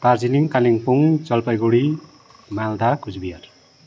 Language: Nepali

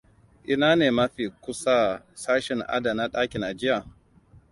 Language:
Hausa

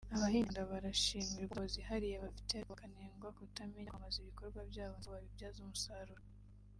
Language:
Kinyarwanda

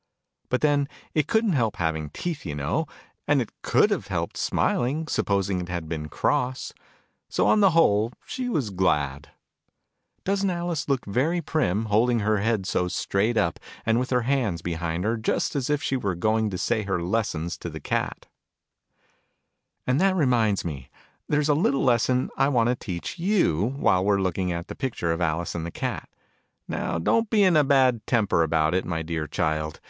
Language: English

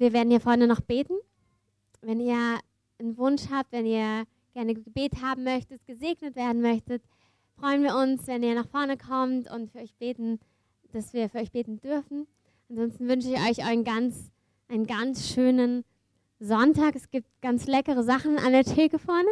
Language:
German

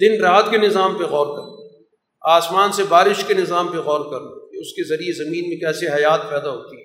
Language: Urdu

